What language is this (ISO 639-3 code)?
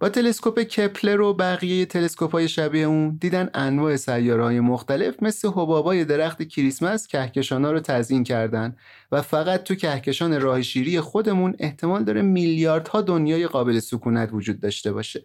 fas